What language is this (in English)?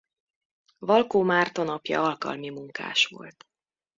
Hungarian